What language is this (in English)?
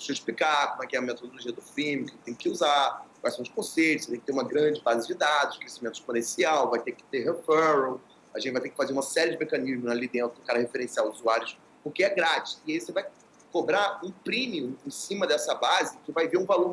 Portuguese